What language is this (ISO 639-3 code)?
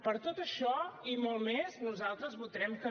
cat